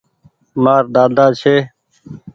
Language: Goaria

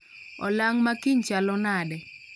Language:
Luo (Kenya and Tanzania)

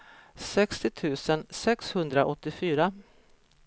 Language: Swedish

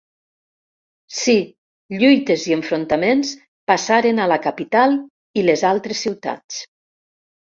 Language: Catalan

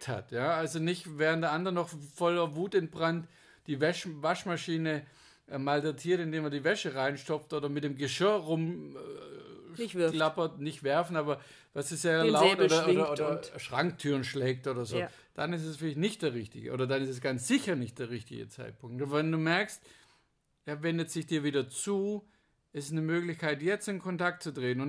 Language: German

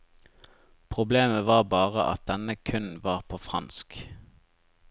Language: Norwegian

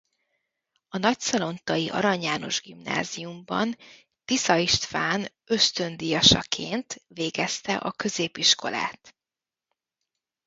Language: Hungarian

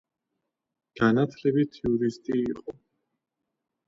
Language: Georgian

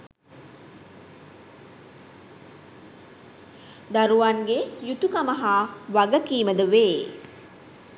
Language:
Sinhala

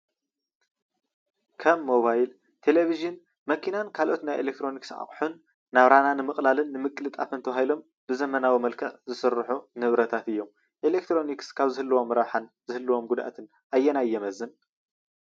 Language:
Tigrinya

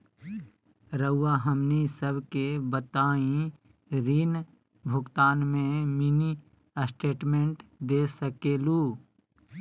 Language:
Magahi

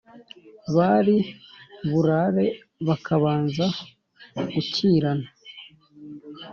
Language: Kinyarwanda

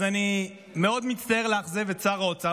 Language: Hebrew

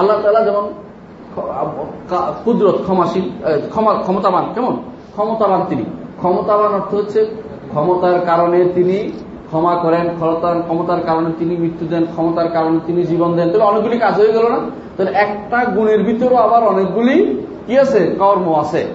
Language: Bangla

